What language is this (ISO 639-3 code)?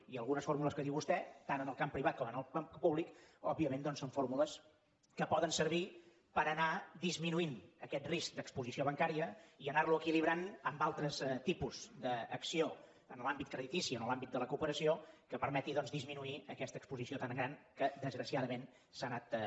cat